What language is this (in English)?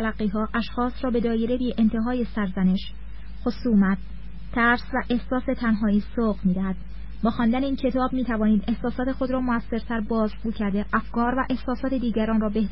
Persian